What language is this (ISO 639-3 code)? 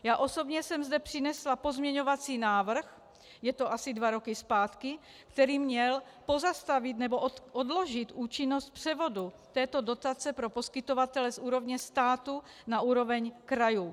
ces